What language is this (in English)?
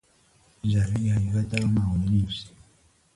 Persian